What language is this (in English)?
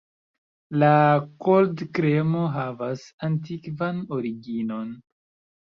Esperanto